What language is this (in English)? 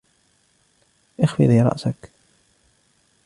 Arabic